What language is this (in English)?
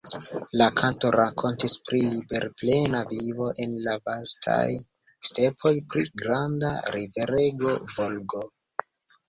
Esperanto